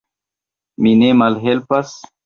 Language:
Esperanto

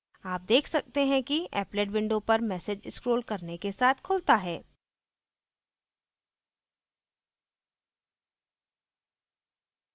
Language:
Hindi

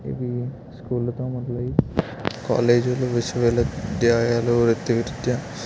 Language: Telugu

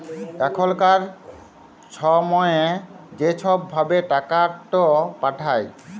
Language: Bangla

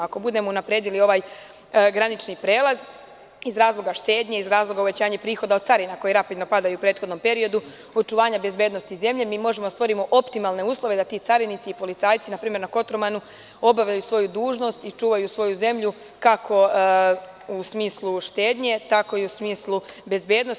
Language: Serbian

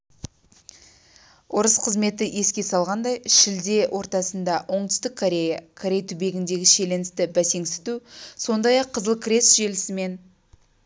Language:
Kazakh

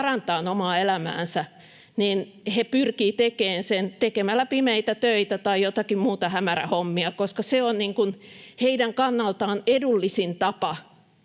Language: Finnish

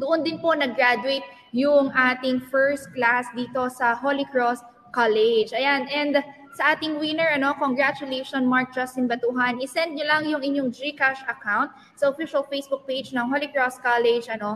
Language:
Filipino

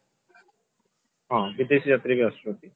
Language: Odia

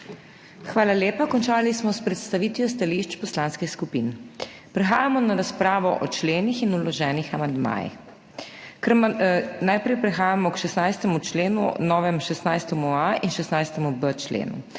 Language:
Slovenian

